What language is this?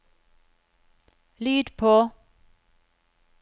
Norwegian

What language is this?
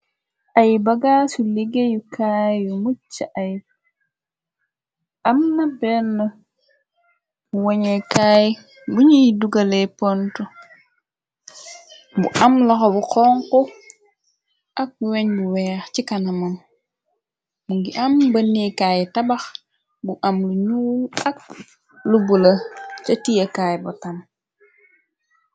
Wolof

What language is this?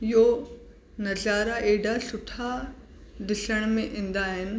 Sindhi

